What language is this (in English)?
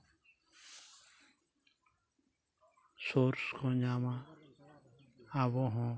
Santali